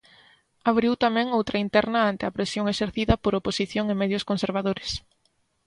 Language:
Galician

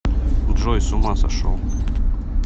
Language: Russian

